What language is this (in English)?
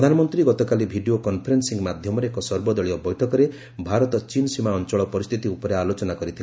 Odia